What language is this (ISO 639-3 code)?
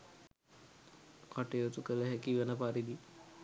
sin